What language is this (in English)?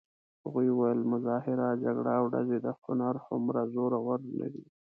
Pashto